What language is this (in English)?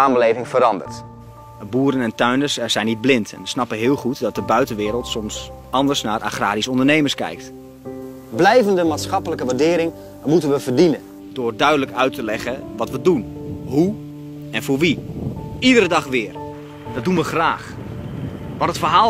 Dutch